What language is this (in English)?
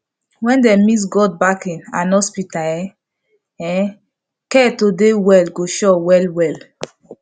Nigerian Pidgin